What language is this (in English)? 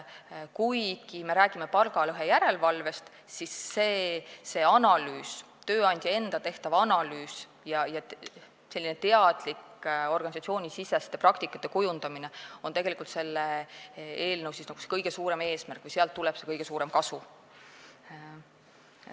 Estonian